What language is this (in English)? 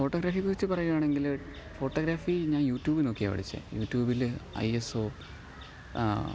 Malayalam